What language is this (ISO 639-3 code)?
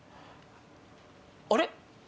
jpn